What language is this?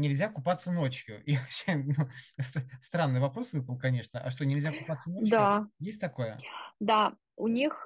Russian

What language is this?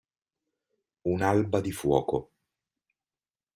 Italian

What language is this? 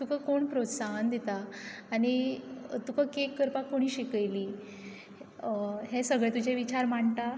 Konkani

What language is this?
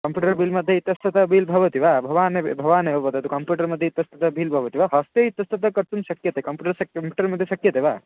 Sanskrit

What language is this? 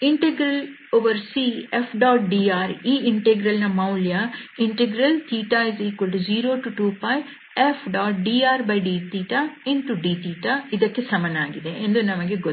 Kannada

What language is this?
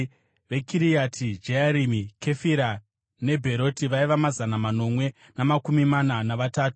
Shona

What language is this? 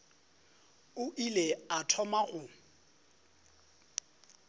Northern Sotho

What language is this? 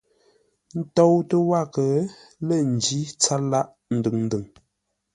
Ngombale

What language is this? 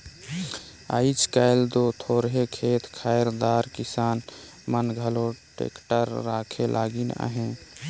Chhattisgarhi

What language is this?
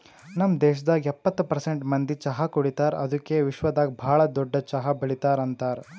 Kannada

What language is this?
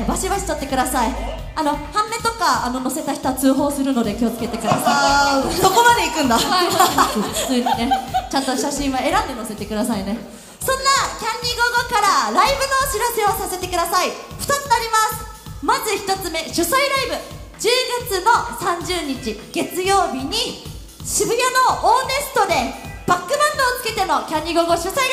Japanese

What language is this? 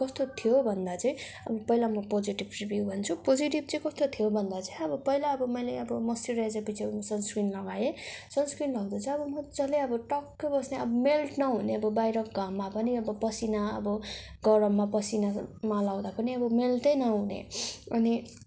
Nepali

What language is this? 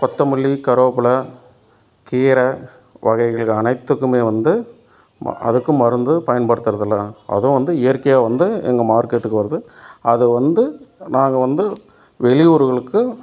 Tamil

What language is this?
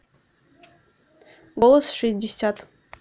Russian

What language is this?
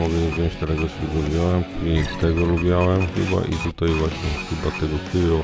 Polish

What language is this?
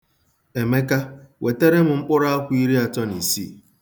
Igbo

